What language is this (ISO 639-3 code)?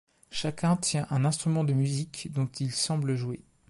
fra